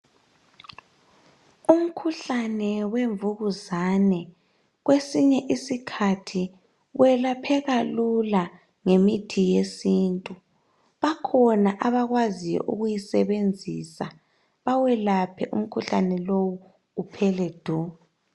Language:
North Ndebele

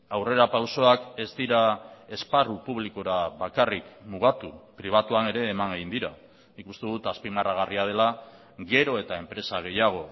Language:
Basque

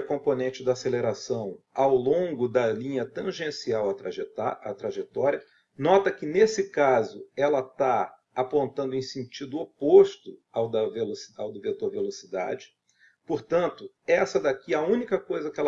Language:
Portuguese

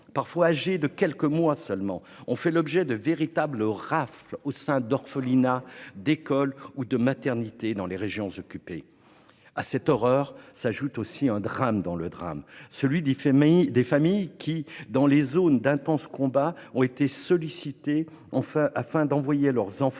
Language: French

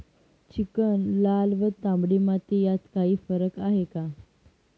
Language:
Marathi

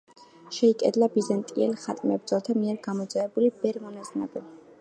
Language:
Georgian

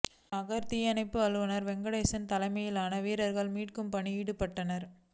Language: Tamil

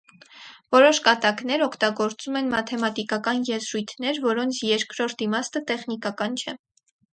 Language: Armenian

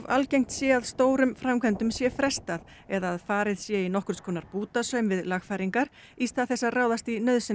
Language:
Icelandic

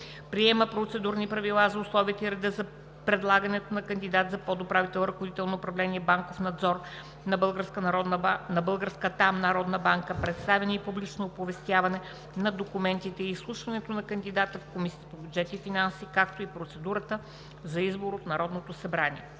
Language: Bulgarian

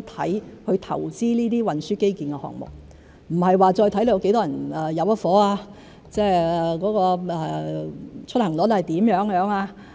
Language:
Cantonese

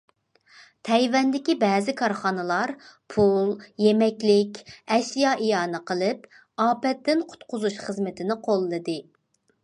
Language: Uyghur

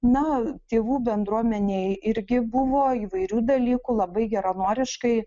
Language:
Lithuanian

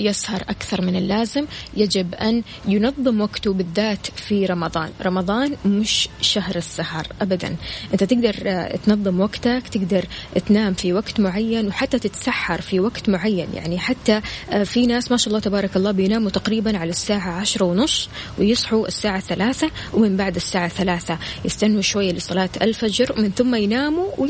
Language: Arabic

